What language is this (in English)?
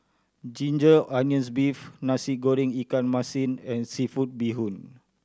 English